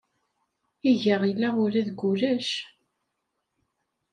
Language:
Kabyle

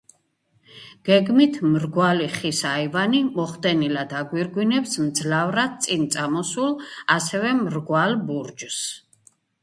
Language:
Georgian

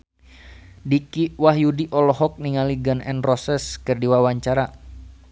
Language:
Sundanese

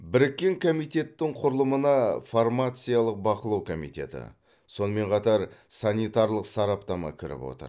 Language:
Kazakh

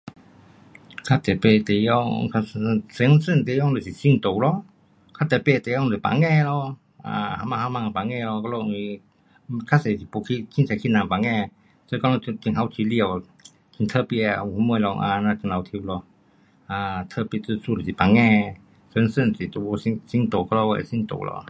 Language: Pu-Xian Chinese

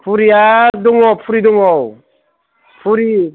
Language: Bodo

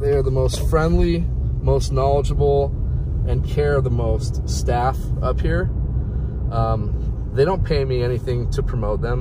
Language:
English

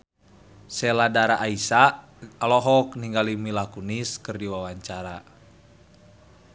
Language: Sundanese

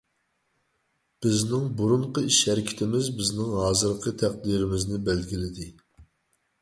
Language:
Uyghur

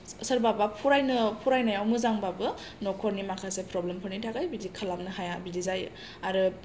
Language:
Bodo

